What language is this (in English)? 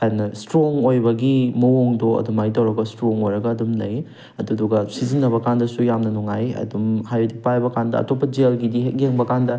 Manipuri